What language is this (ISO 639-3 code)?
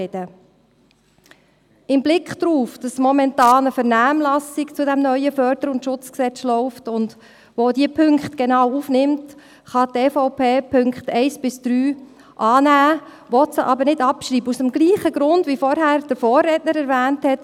gsw